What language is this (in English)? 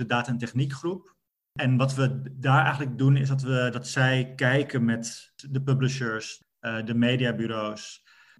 Dutch